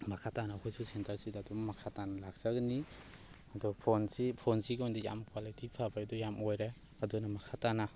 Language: Manipuri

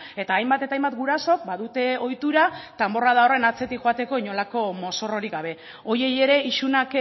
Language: Basque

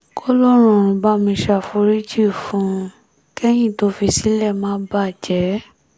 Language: Yoruba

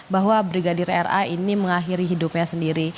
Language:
Indonesian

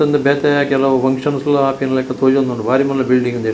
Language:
Tulu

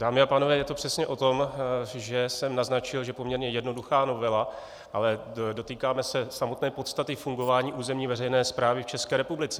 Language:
Czech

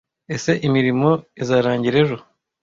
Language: Kinyarwanda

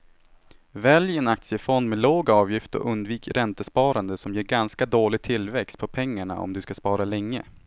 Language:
Swedish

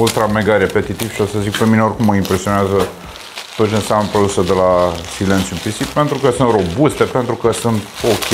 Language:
Romanian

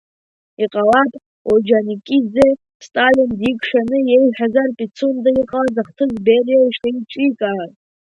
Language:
Abkhazian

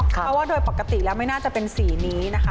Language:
Thai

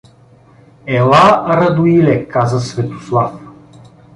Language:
Bulgarian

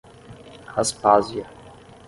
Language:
Portuguese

